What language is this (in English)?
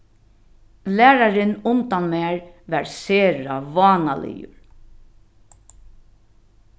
Faroese